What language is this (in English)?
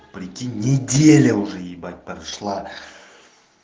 Russian